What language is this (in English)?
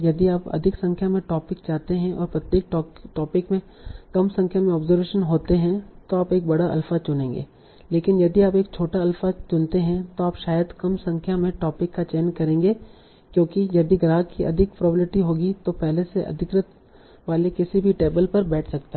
Hindi